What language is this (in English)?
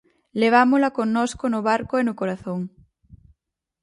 Galician